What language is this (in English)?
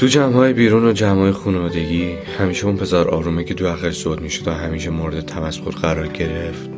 Persian